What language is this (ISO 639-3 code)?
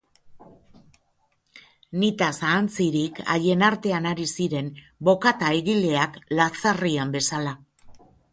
eus